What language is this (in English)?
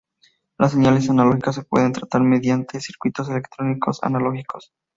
Spanish